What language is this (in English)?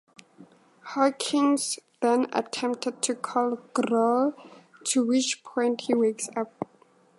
English